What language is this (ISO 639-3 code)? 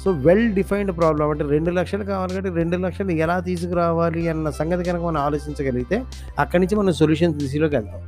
tel